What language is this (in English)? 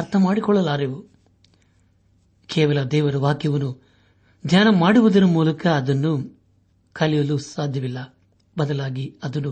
Kannada